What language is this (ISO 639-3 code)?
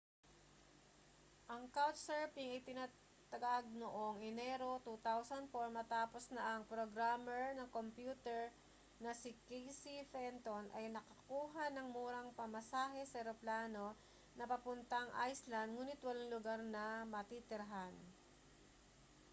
fil